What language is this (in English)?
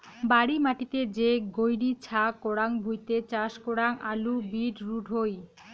Bangla